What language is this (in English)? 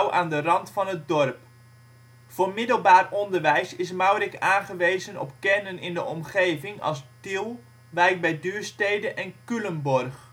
Dutch